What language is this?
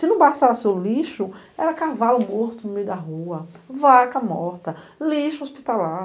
Portuguese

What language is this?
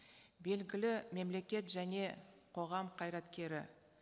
Kazakh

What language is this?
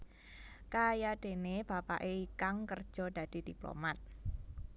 Javanese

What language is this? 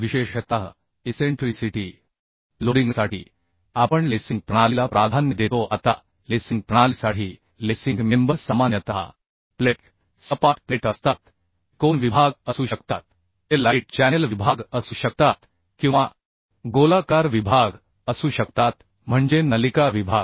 Marathi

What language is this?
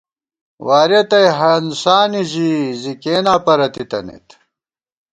Gawar-Bati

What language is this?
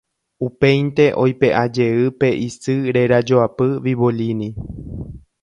Guarani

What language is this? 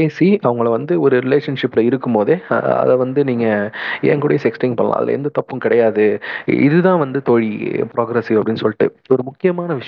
Tamil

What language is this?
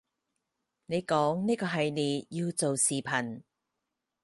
Cantonese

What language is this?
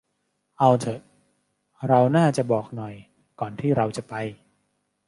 Thai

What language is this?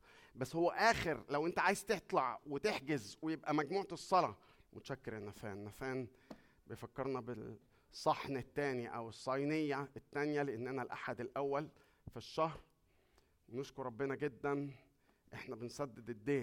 Arabic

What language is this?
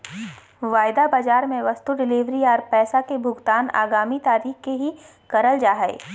Magahi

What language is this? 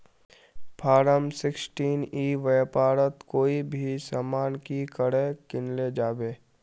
Magahi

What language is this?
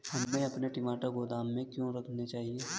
Hindi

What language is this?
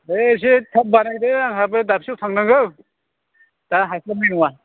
Bodo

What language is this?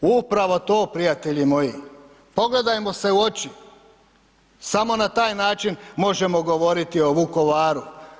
Croatian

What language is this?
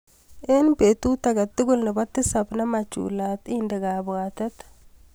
Kalenjin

